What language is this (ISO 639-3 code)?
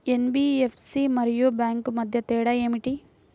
tel